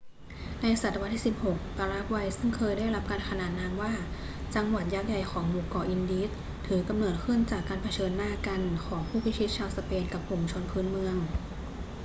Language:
Thai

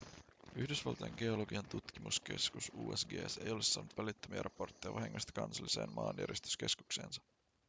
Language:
Finnish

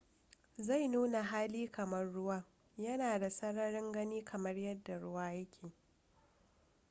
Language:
Hausa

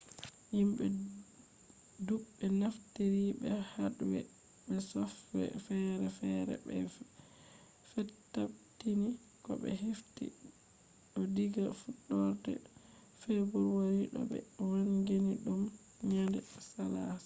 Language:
Fula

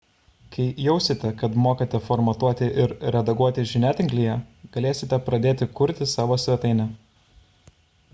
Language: Lithuanian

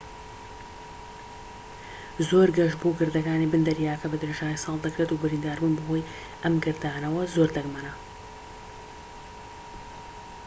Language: Central Kurdish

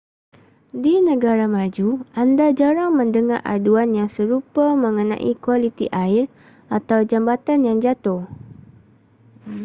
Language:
Malay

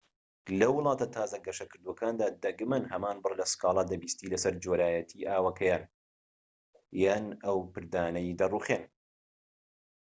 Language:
Central Kurdish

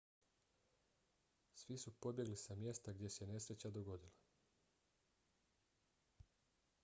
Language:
Bosnian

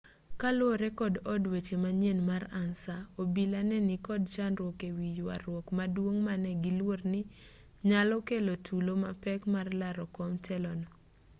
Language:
Luo (Kenya and Tanzania)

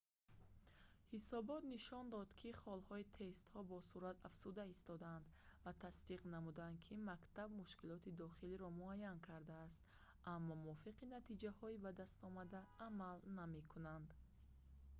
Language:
Tajik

